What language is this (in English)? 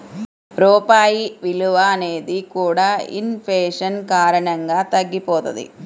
Telugu